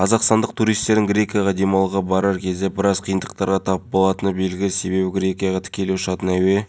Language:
Kazakh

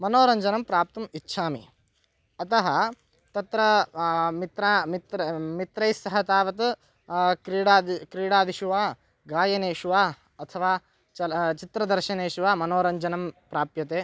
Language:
Sanskrit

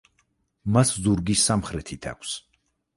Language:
Georgian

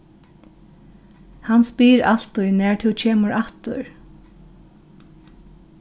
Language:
Faroese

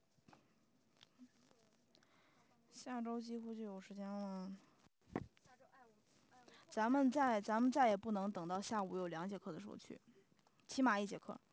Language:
Chinese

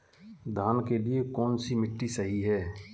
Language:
Hindi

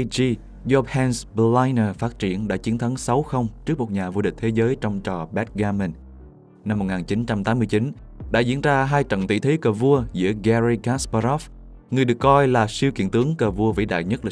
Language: Vietnamese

